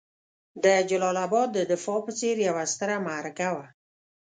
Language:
Pashto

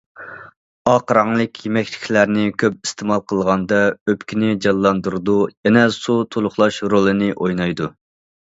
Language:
Uyghur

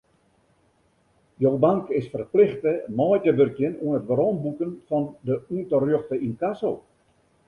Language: Western Frisian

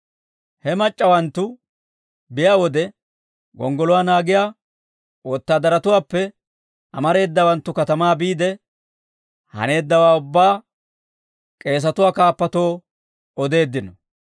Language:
Dawro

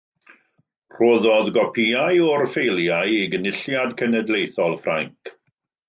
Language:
Welsh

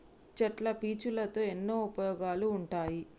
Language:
Telugu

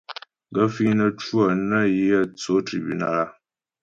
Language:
Ghomala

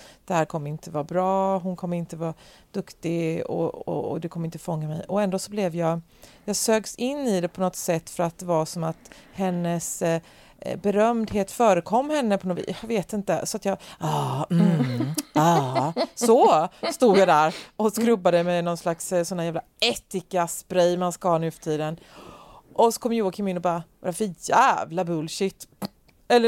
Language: Swedish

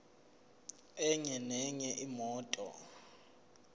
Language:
Zulu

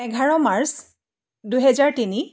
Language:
Assamese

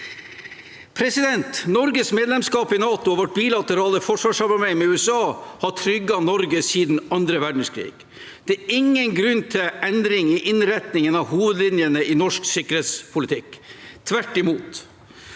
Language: Norwegian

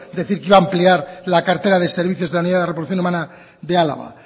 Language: Spanish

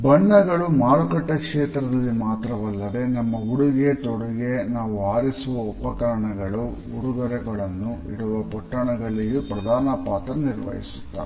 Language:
Kannada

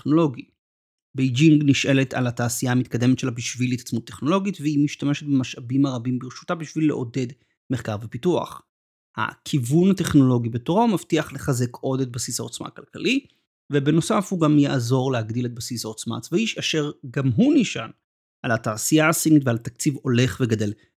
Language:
Hebrew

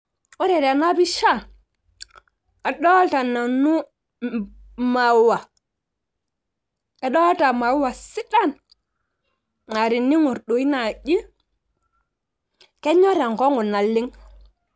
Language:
Masai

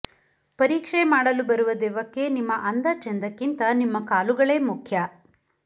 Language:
Kannada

